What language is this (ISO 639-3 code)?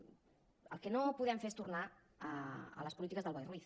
cat